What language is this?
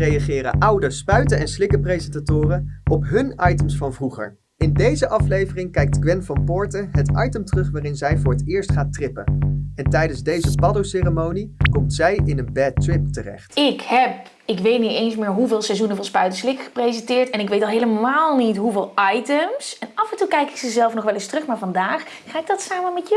Dutch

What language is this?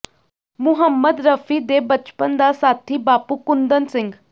Punjabi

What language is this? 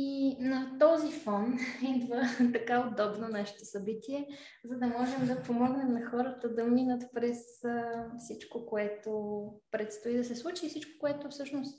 Bulgarian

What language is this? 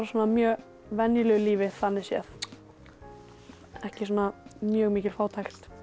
Icelandic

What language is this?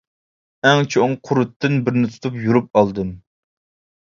Uyghur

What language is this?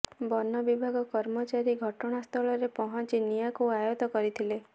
Odia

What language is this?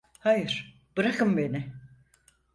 Turkish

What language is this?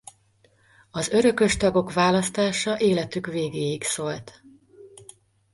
Hungarian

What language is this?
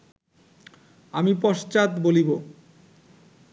Bangla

